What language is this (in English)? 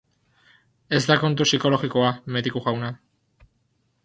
Basque